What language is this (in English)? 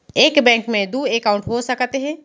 Chhattisgarhi